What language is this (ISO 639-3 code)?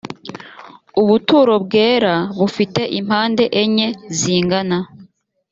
kin